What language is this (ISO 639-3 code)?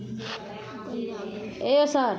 mai